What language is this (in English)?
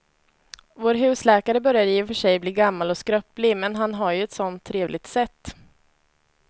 Swedish